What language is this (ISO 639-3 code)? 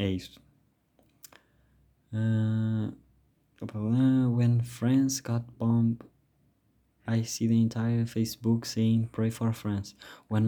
por